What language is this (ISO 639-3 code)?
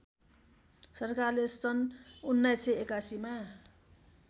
nep